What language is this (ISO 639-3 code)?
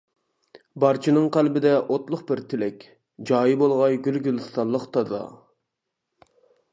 uig